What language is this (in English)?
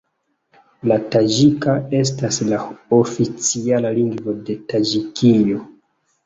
Esperanto